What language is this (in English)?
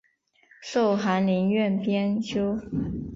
Chinese